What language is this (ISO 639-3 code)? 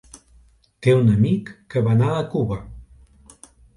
cat